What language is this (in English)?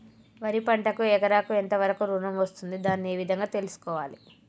Telugu